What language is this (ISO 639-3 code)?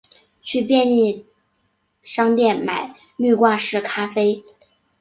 zho